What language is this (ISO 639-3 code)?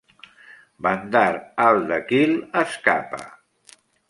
cat